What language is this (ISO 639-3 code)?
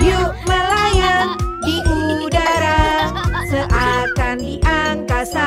ind